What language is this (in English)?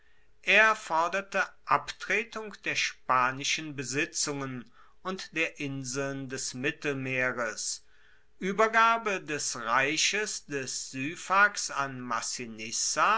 German